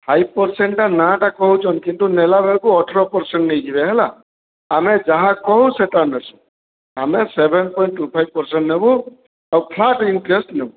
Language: Odia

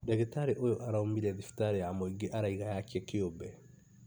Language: Kikuyu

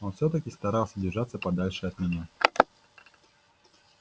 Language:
Russian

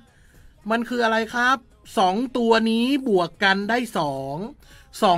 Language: Thai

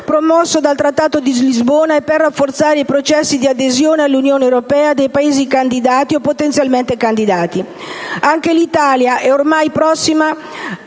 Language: Italian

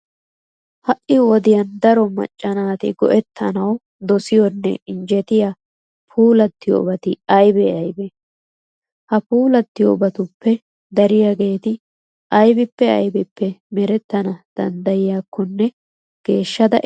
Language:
Wolaytta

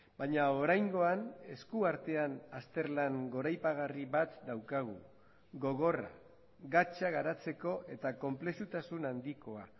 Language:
Basque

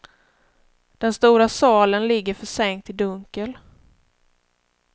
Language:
Swedish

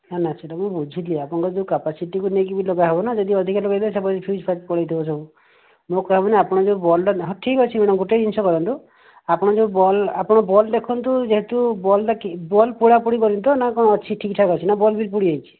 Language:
Odia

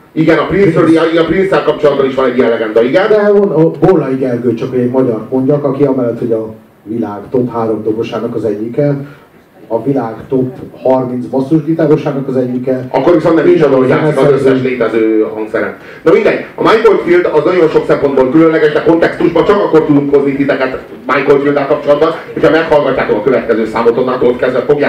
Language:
Hungarian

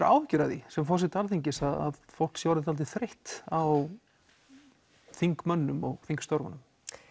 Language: Icelandic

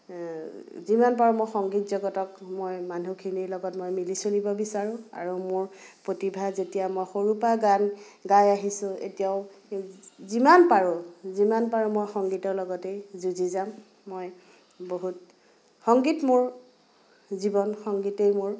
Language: Assamese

